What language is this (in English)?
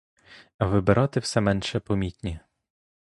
Ukrainian